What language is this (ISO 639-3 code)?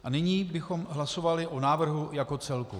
ces